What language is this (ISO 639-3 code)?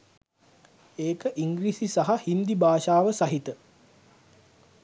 sin